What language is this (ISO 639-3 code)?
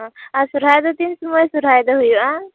sat